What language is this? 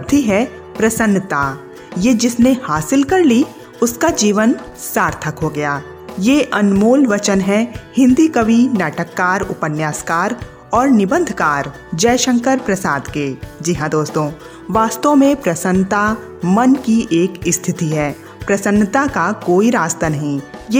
Hindi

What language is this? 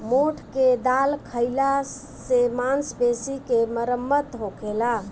Bhojpuri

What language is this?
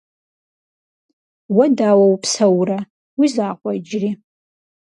Kabardian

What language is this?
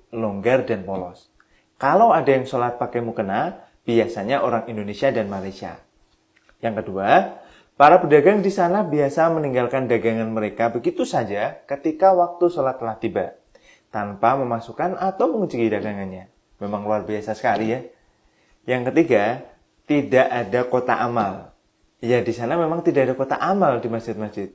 Indonesian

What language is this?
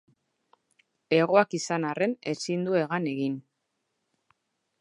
Basque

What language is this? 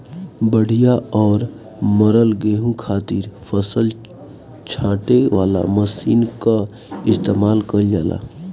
Bhojpuri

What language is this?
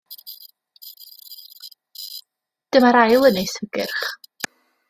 Welsh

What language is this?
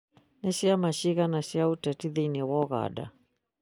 Kikuyu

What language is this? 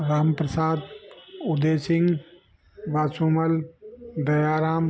Sindhi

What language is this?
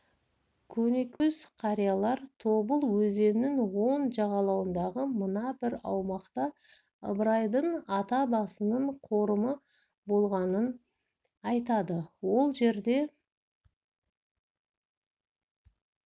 Kazakh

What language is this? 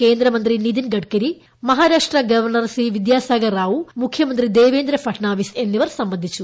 Malayalam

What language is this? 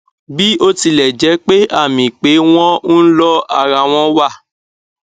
Yoruba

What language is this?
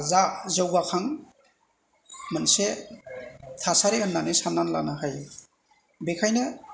Bodo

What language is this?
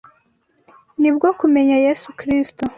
Kinyarwanda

